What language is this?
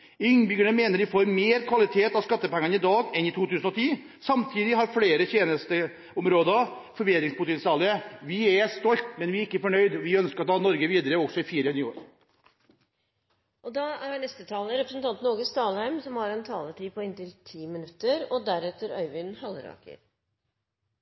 Norwegian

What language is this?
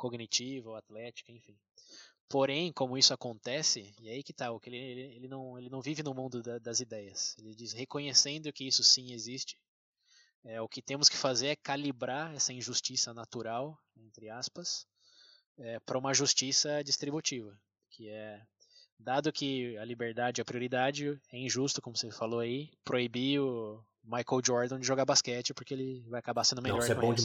Portuguese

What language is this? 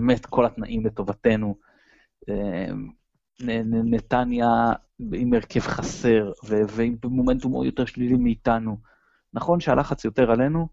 Hebrew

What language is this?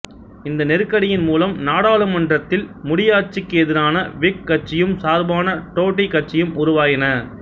Tamil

